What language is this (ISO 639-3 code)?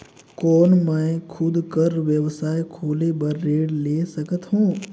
hne